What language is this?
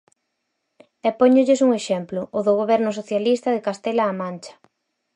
Galician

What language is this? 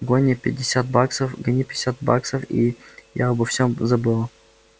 Russian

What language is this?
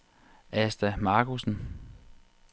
Danish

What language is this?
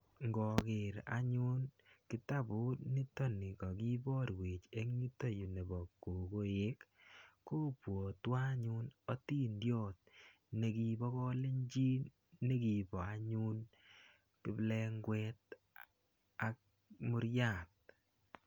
Kalenjin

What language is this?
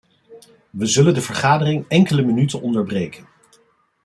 Dutch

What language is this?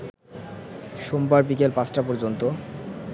Bangla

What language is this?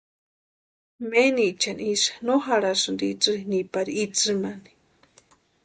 Western Highland Purepecha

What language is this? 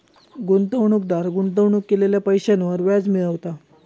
Marathi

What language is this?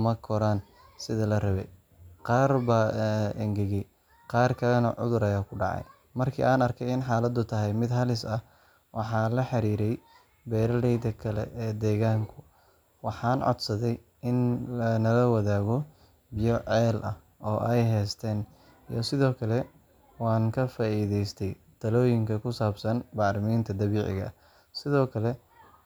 Somali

